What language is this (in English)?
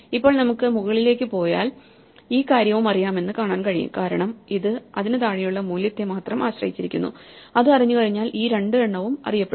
Malayalam